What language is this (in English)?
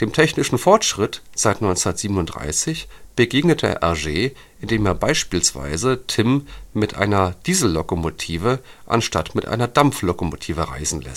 German